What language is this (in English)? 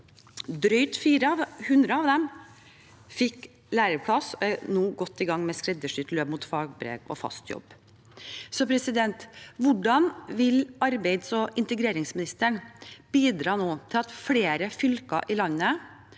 Norwegian